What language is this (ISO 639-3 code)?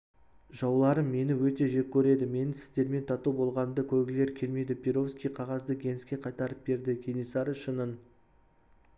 kaz